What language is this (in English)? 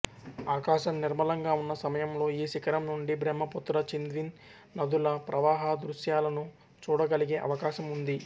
Telugu